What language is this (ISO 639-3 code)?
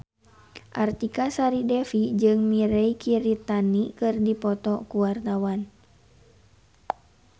sun